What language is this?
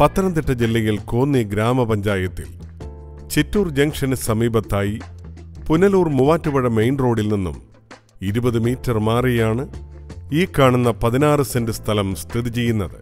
Hindi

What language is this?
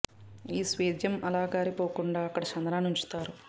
Telugu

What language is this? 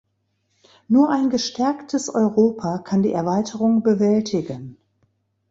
German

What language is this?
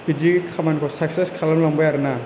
Bodo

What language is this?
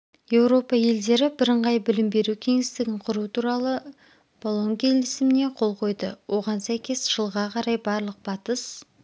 Kazakh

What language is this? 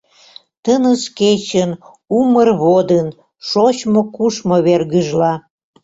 Mari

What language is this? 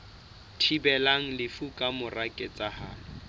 Southern Sotho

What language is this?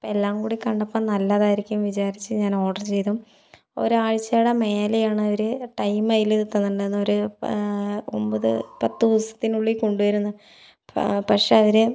Malayalam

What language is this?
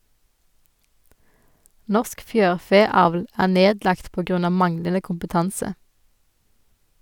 Norwegian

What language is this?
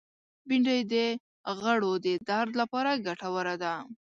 Pashto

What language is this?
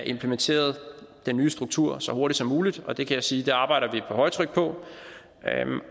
Danish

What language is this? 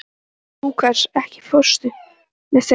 Icelandic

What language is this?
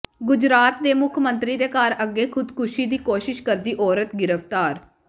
Punjabi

